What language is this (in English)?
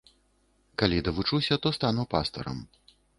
Belarusian